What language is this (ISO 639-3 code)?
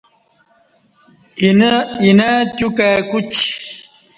bsh